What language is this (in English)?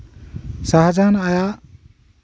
Santali